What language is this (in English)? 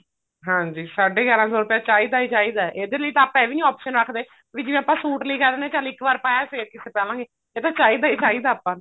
Punjabi